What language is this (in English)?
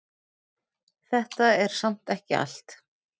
Icelandic